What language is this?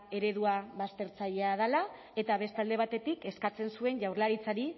Basque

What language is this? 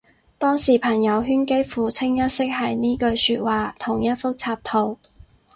Cantonese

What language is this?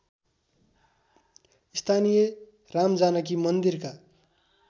Nepali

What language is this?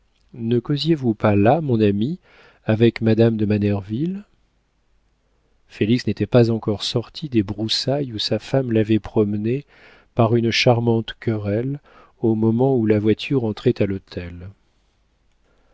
French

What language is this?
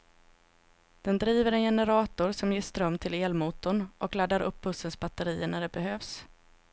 Swedish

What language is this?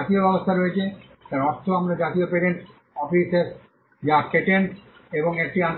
Bangla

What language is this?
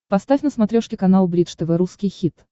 Russian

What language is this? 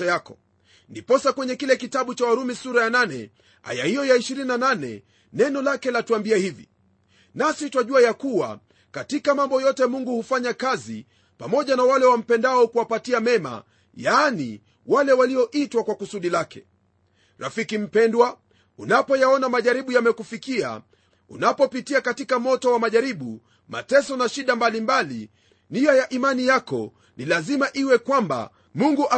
Swahili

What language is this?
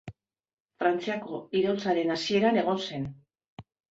Basque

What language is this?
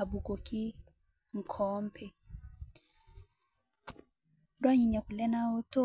Masai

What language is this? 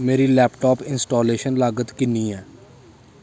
Dogri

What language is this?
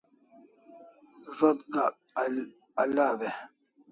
Kalasha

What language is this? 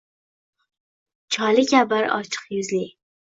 Uzbek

